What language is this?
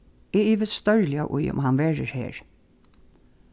Faroese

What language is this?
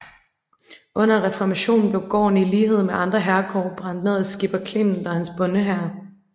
Danish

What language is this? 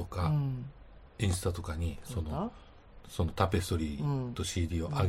Japanese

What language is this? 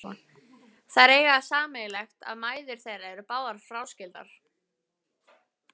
Icelandic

